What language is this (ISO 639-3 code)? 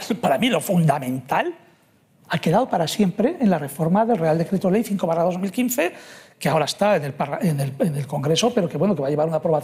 spa